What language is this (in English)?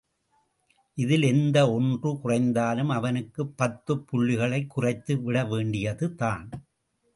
Tamil